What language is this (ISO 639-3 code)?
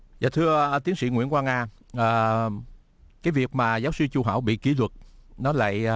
vie